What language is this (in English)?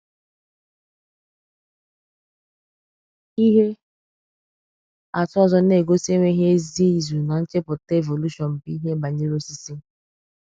Igbo